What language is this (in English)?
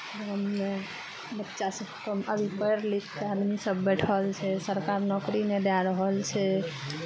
Maithili